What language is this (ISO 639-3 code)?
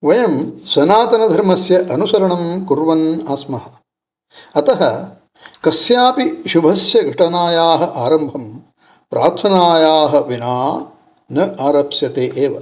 san